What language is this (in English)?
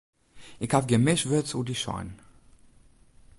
Western Frisian